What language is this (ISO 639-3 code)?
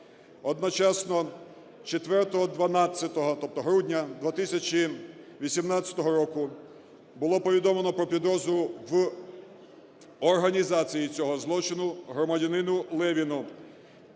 ukr